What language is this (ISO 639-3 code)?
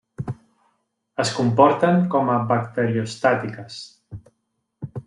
cat